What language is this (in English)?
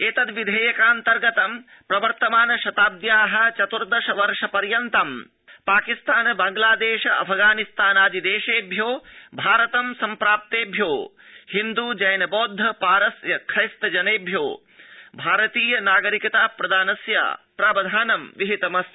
Sanskrit